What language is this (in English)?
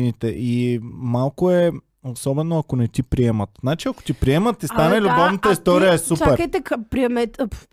Bulgarian